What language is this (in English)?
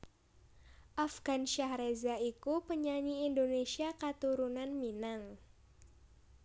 Javanese